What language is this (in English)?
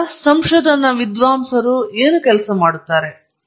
Kannada